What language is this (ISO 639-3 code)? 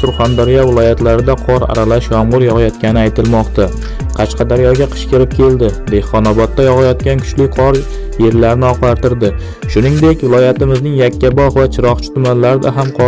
tur